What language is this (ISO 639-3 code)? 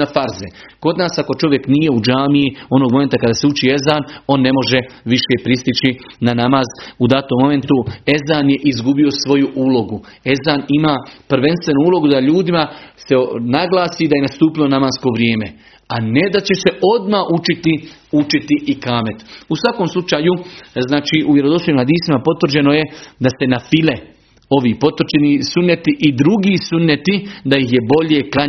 hrv